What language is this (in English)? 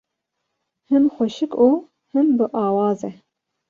Kurdish